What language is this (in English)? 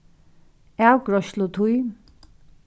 Faroese